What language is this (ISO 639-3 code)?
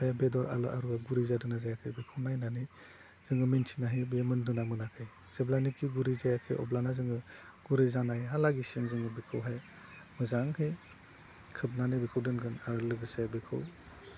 brx